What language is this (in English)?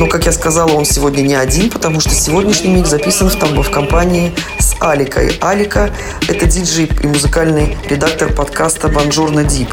Russian